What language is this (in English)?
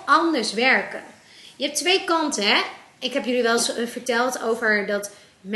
Dutch